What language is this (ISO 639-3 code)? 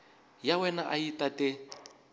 tso